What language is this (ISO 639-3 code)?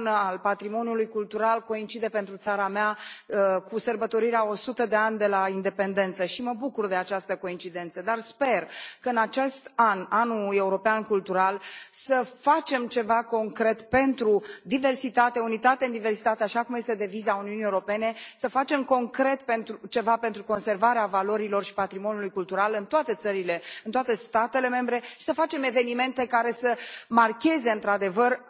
ron